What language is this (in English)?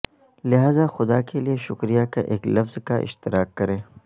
Urdu